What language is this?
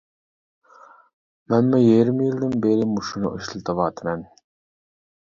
Uyghur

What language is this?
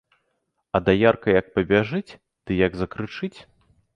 Belarusian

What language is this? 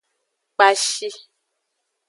Aja (Benin)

